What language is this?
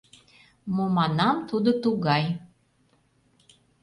Mari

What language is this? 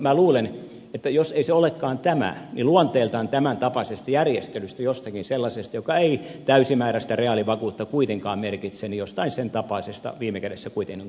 Finnish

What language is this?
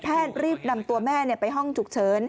Thai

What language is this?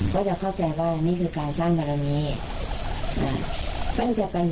Thai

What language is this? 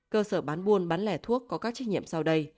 Vietnamese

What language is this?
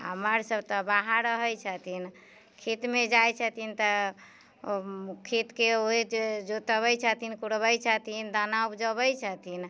Maithili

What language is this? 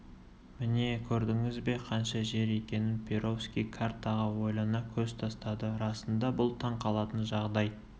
Kazakh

